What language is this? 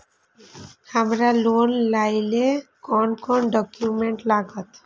Maithili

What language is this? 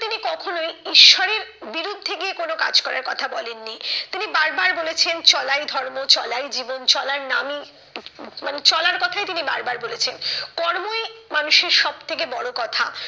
Bangla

